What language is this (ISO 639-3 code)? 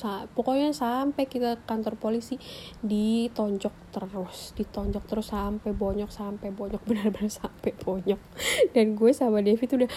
ind